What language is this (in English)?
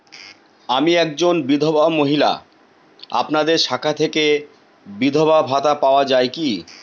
Bangla